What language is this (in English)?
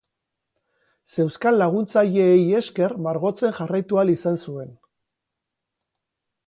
Basque